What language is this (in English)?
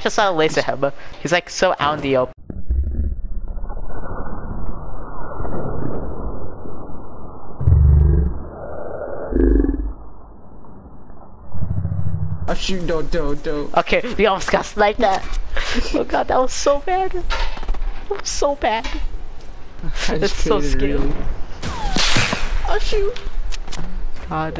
English